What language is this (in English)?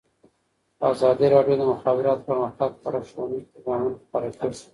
Pashto